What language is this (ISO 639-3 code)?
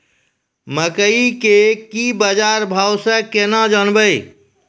mai